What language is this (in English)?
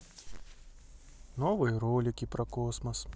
Russian